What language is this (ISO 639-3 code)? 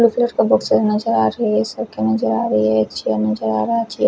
hin